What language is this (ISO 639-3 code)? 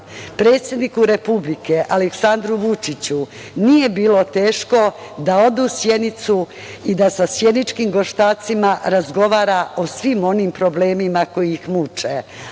srp